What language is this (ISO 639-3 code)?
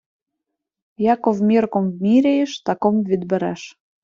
ukr